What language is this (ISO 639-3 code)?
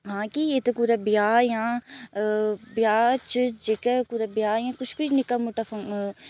doi